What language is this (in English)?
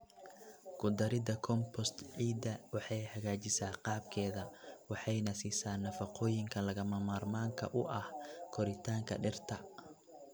Somali